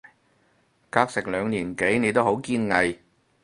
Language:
Cantonese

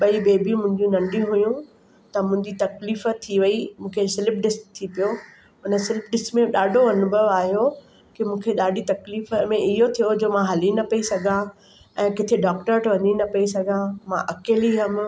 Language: Sindhi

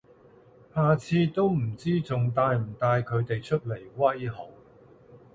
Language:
Cantonese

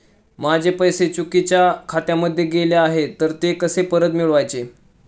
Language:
Marathi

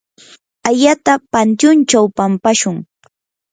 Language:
Yanahuanca Pasco Quechua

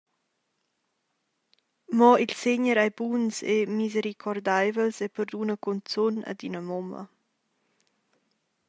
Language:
Romansh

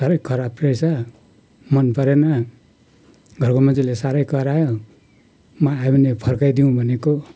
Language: Nepali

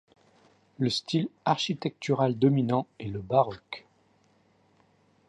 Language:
French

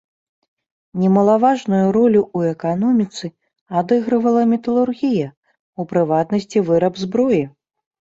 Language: Belarusian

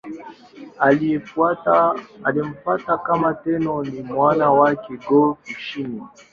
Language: Swahili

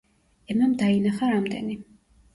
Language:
Georgian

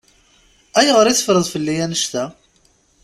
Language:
Kabyle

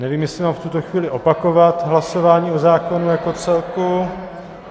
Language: Czech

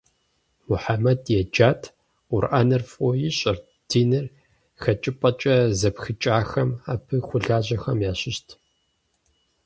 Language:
Kabardian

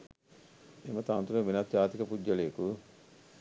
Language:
Sinhala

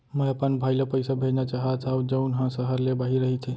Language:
Chhattisgarhi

